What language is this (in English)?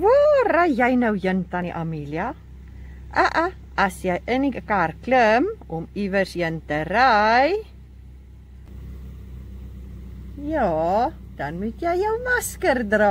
Dutch